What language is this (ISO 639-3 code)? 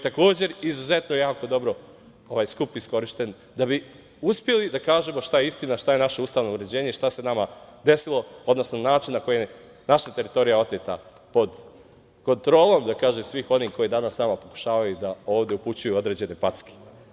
srp